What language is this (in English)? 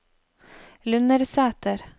Norwegian